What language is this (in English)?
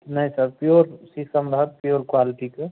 Maithili